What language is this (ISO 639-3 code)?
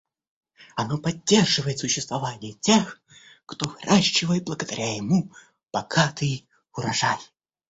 rus